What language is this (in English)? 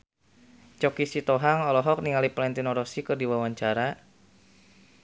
Sundanese